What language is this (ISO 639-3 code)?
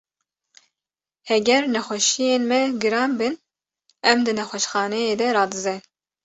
kur